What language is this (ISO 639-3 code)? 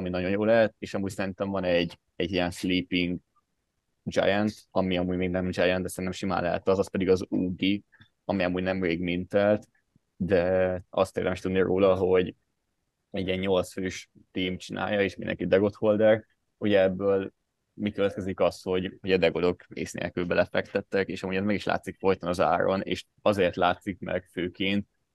hun